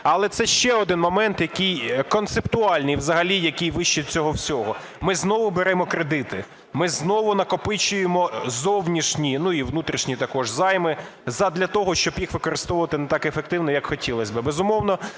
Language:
Ukrainian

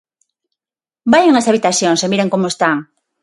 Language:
Galician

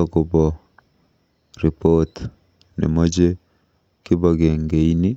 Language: Kalenjin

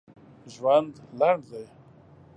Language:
Pashto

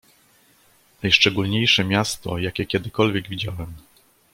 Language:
Polish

